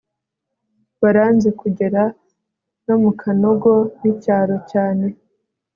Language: Kinyarwanda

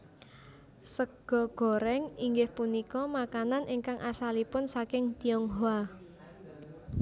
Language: Javanese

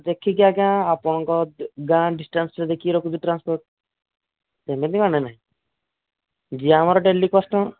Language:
Odia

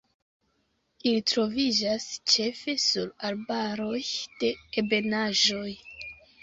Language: Esperanto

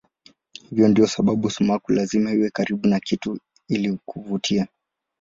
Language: Swahili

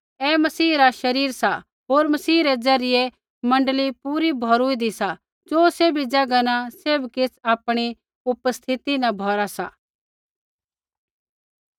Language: Kullu Pahari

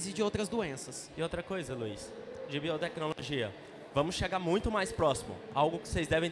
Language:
Portuguese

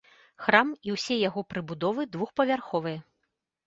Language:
Belarusian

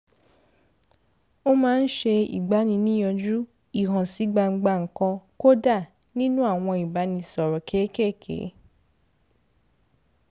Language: Yoruba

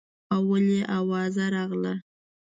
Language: Pashto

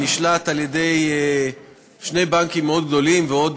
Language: Hebrew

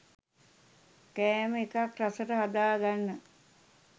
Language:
Sinhala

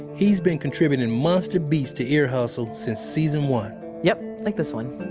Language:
English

